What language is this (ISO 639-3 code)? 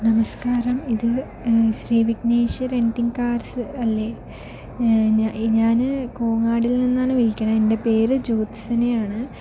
mal